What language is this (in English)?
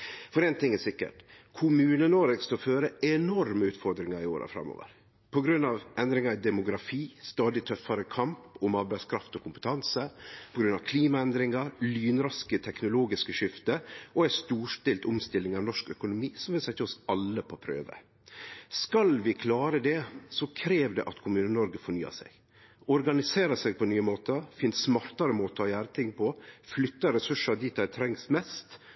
Norwegian Nynorsk